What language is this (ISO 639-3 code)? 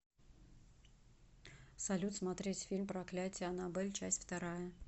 rus